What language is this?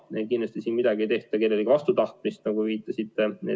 Estonian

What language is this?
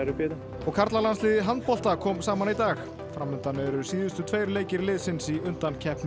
Icelandic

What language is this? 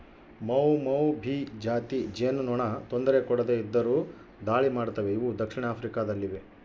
Kannada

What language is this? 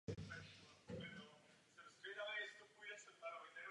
Czech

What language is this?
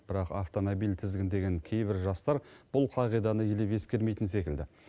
Kazakh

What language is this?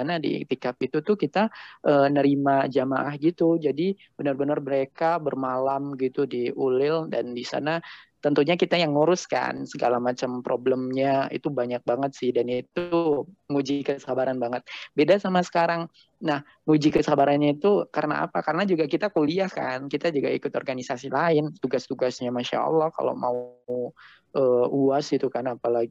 Indonesian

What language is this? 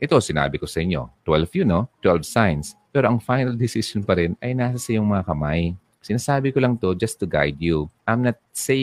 Filipino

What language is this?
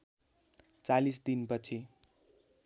Nepali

